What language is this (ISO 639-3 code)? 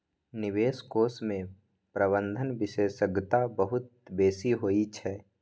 mai